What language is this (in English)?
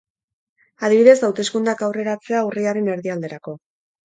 Basque